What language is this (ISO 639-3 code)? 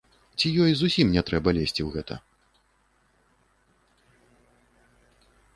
bel